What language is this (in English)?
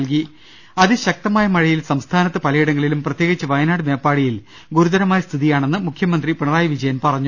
Malayalam